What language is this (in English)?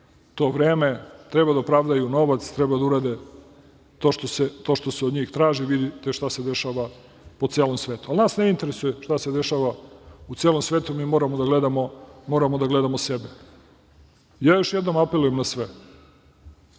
Serbian